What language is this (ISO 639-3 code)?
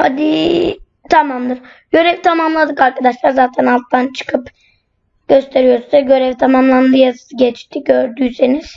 tur